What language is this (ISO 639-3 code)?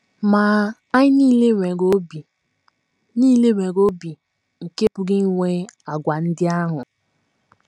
ibo